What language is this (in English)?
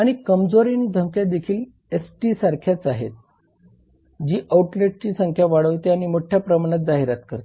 Marathi